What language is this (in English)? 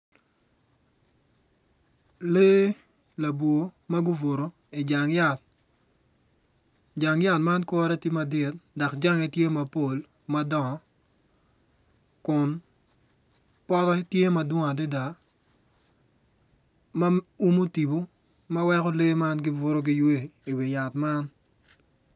Acoli